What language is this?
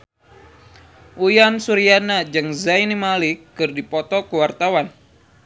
Sundanese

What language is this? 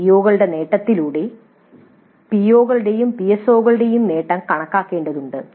Malayalam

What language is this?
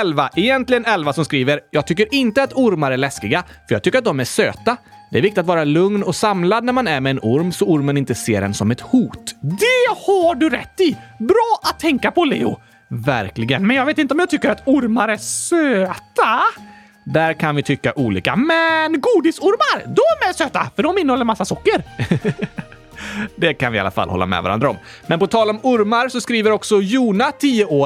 Swedish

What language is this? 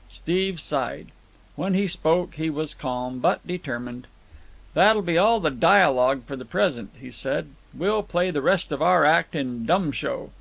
English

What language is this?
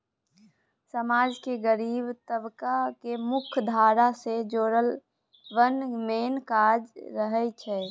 Maithili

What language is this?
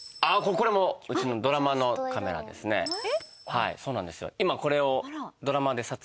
Japanese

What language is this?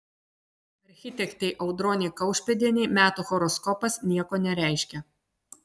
Lithuanian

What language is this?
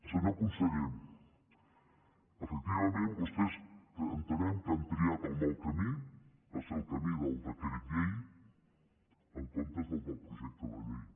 Catalan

